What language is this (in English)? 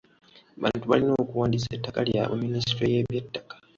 Ganda